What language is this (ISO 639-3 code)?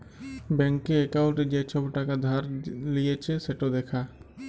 ben